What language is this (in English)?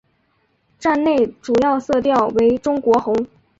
Chinese